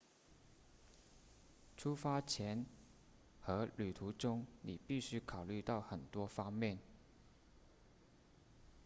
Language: Chinese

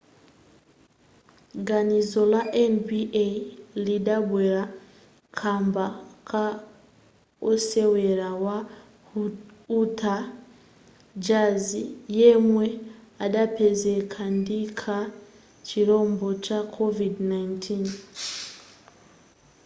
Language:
Nyanja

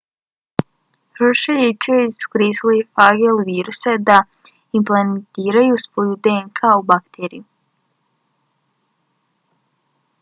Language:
Bosnian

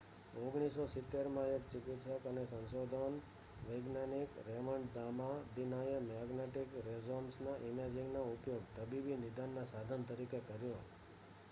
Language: Gujarati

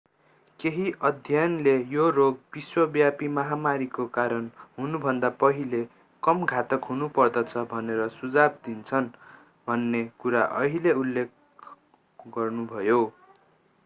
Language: Nepali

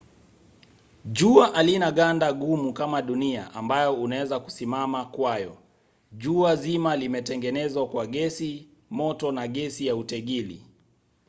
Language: Swahili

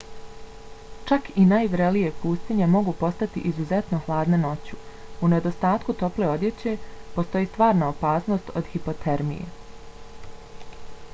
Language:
Bosnian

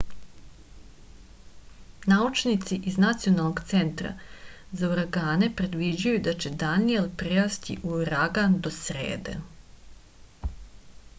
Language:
Serbian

